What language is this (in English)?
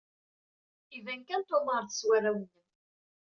Kabyle